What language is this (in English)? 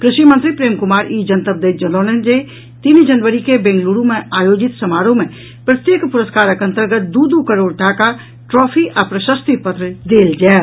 Maithili